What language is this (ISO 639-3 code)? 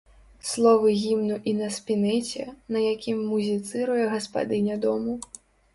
bel